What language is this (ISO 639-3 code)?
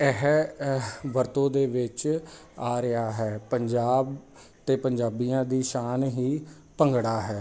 pan